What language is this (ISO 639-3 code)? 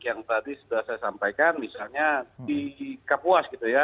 ind